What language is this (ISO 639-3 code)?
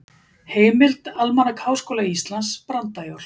isl